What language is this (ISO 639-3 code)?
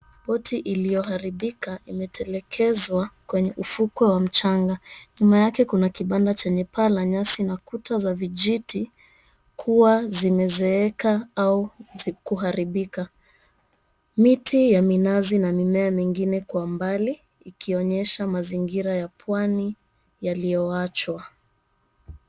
swa